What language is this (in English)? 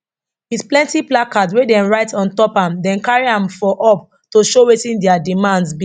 Nigerian Pidgin